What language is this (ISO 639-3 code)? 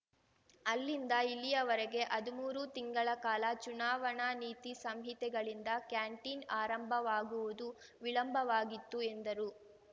kan